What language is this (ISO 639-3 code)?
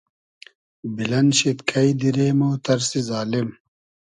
haz